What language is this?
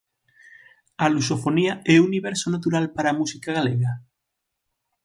Galician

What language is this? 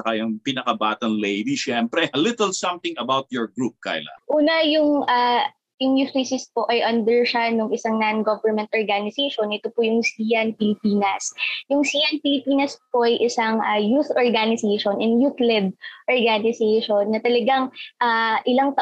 Filipino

